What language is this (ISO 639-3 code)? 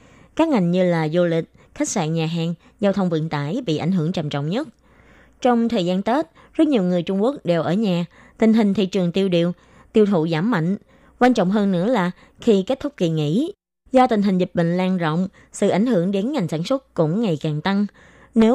vie